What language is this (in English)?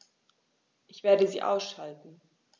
German